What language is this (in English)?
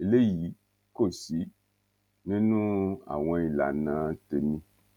Yoruba